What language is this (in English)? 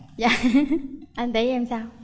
Vietnamese